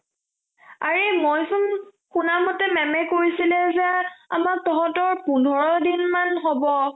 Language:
Assamese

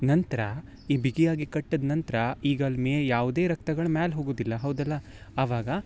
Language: Kannada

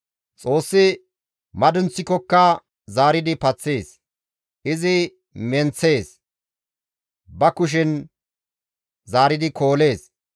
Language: Gamo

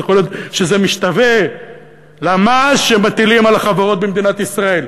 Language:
Hebrew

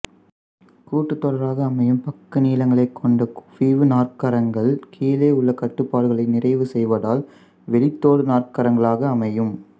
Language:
Tamil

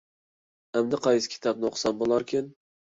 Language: Uyghur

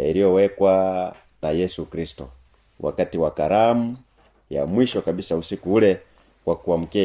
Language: Swahili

